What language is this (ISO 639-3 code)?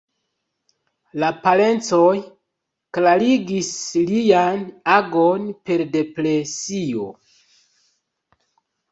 epo